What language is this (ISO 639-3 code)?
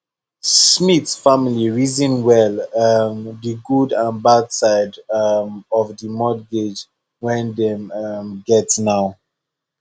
pcm